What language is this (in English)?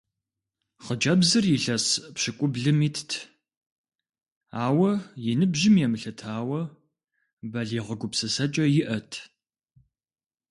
Kabardian